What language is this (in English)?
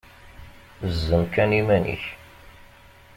Kabyle